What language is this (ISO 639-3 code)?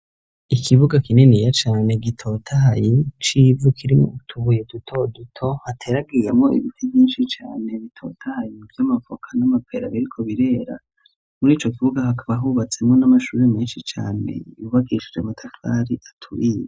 run